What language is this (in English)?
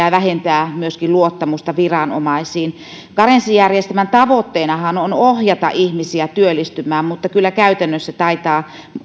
Finnish